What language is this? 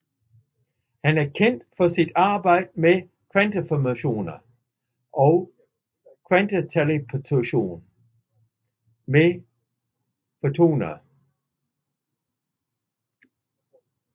Danish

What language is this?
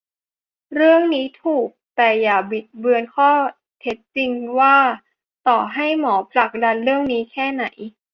Thai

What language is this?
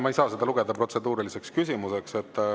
Estonian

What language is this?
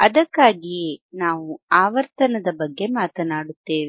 Kannada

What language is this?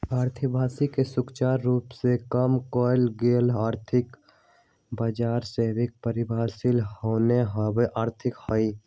Magahi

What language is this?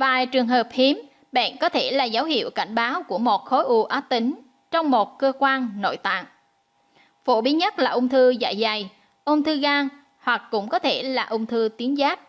Vietnamese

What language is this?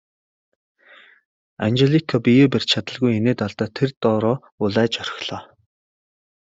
Mongolian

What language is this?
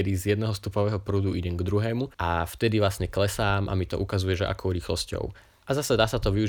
Slovak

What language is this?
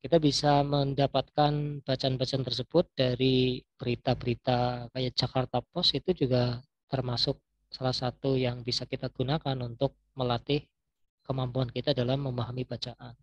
Indonesian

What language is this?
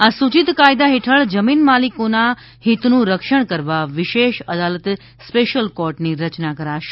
Gujarati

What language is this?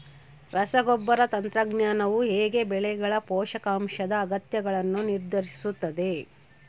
Kannada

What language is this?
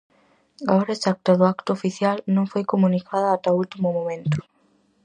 Galician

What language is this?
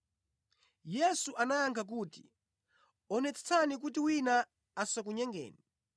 Nyanja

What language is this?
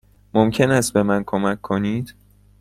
Persian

